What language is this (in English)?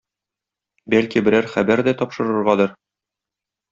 Tatar